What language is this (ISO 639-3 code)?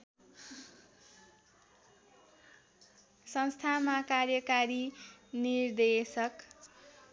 nep